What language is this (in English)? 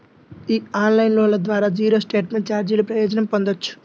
Telugu